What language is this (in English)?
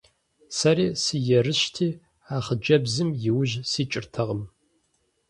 Kabardian